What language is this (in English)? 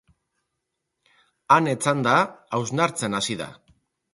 Basque